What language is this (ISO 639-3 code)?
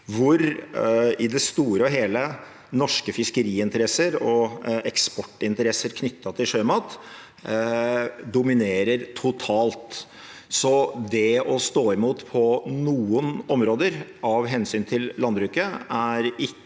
nor